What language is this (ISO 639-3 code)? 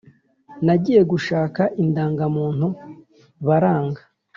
kin